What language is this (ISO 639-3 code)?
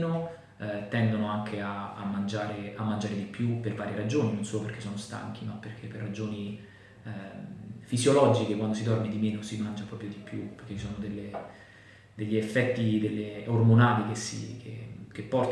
ita